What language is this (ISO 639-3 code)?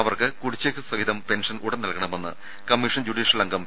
mal